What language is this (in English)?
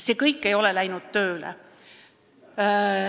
Estonian